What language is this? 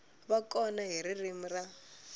Tsonga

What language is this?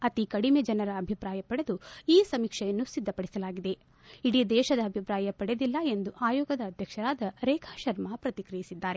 Kannada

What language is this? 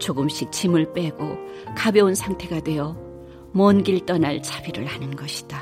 Korean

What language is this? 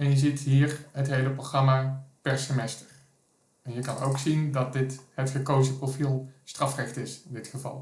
Dutch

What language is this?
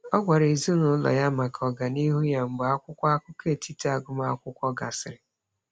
Igbo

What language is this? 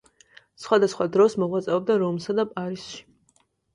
Georgian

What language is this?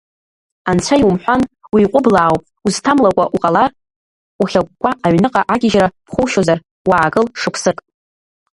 Abkhazian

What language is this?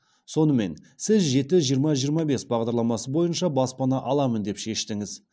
Kazakh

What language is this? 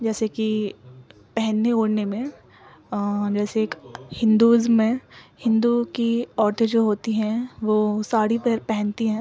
Urdu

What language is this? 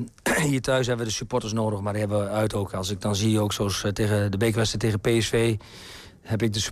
Dutch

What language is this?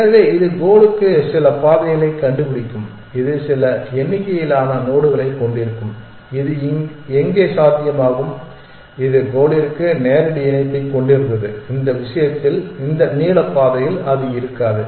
Tamil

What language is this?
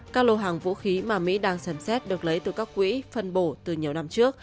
Vietnamese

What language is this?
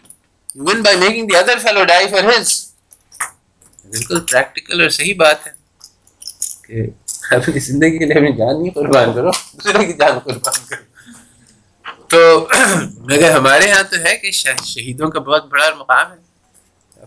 Urdu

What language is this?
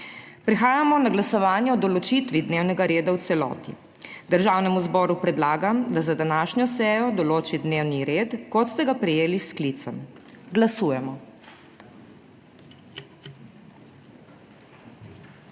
Slovenian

